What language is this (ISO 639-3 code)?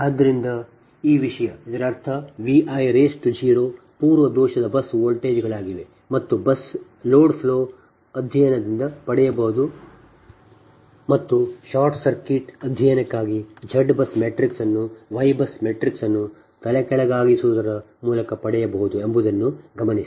kan